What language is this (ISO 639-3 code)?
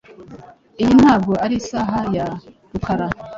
kin